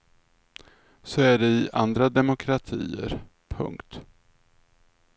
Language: Swedish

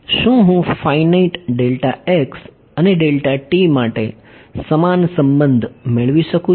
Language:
Gujarati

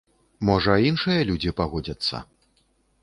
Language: Belarusian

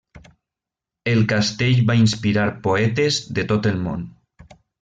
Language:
Catalan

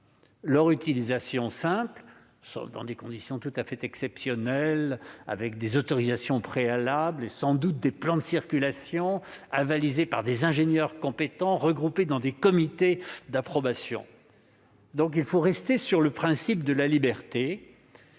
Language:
French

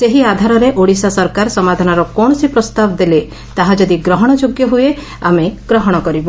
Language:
Odia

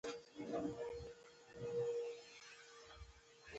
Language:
Pashto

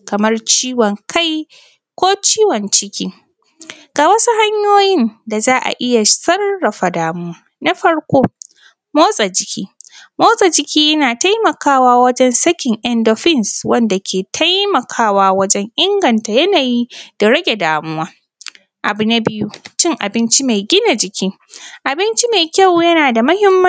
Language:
Hausa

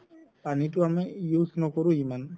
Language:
Assamese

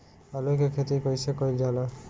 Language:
Bhojpuri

